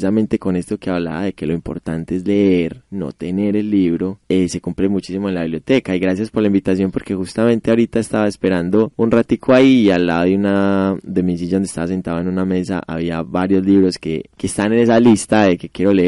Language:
Spanish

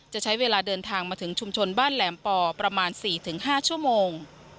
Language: Thai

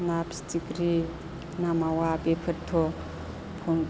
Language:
Bodo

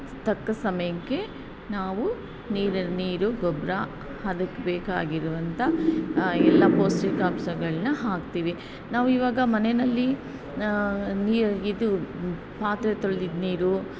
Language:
Kannada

